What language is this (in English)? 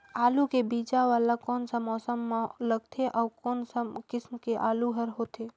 Chhattisgarhi